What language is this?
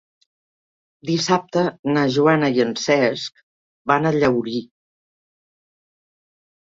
Catalan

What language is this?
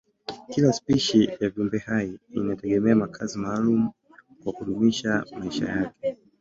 Swahili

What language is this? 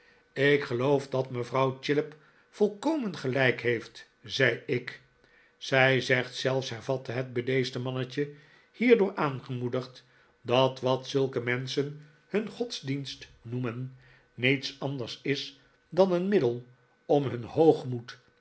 Dutch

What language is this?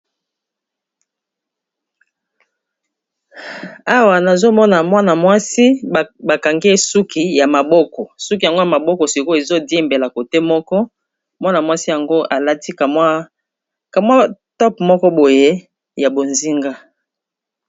Lingala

